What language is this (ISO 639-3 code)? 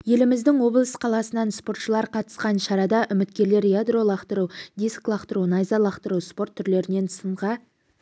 kaz